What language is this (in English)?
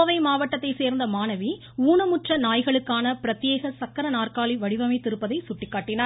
Tamil